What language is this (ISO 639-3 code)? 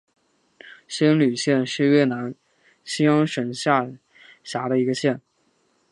zho